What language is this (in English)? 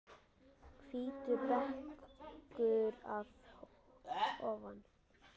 Icelandic